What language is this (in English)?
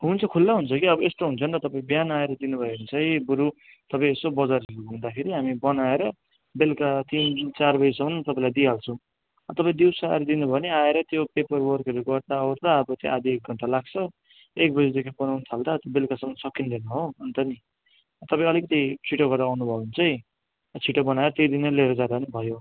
Nepali